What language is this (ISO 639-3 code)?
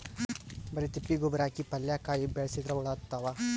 kan